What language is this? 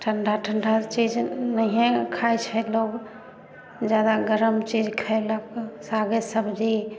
Maithili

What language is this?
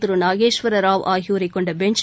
Tamil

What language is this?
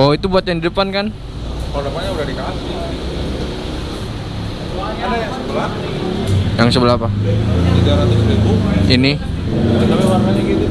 Indonesian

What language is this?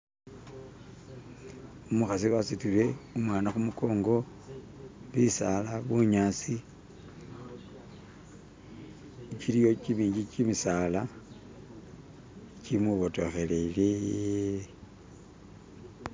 Masaaba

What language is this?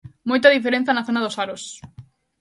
Galician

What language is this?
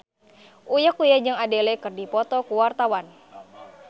Sundanese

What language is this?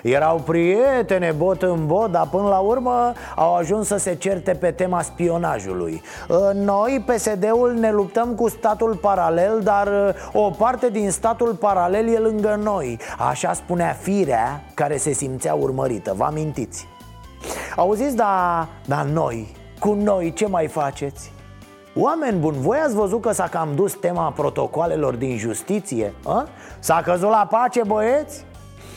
Romanian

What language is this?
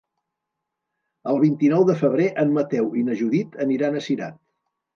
Catalan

